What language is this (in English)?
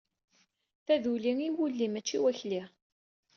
Kabyle